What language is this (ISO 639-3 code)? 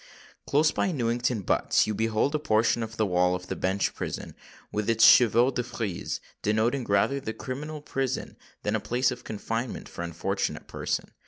eng